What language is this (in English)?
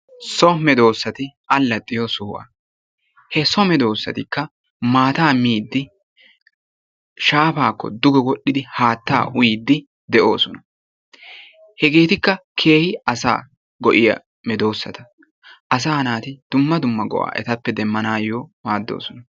Wolaytta